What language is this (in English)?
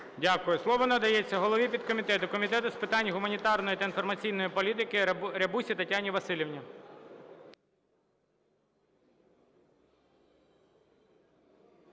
Ukrainian